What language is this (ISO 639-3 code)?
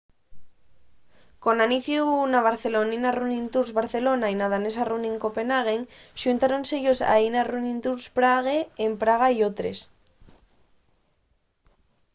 ast